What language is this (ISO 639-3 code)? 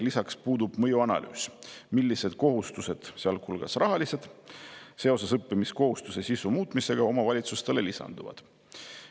est